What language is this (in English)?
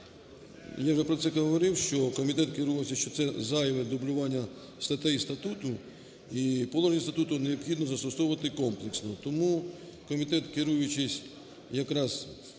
Ukrainian